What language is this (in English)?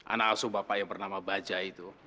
Indonesian